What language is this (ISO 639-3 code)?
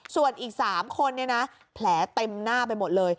tha